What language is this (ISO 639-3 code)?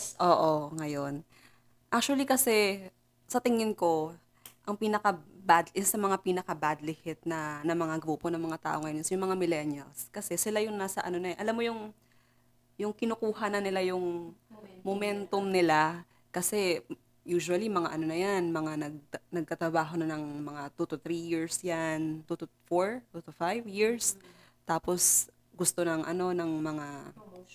fil